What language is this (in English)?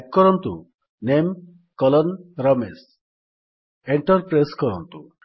Odia